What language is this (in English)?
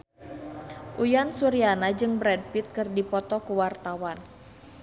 Sundanese